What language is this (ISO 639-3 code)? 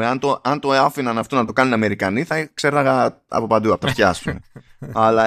ell